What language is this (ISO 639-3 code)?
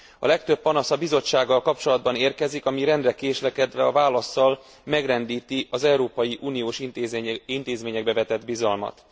hun